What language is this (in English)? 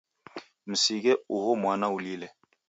Taita